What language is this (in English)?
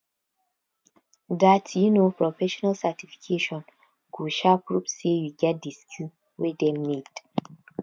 Nigerian Pidgin